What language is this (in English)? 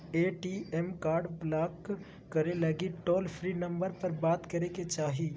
Magahi